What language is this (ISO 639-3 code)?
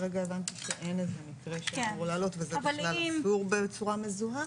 heb